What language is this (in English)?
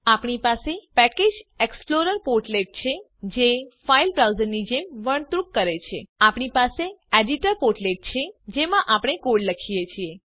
Gujarati